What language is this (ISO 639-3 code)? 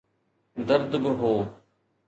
snd